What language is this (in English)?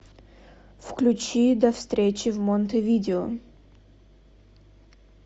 Russian